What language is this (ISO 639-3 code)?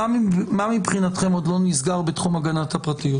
heb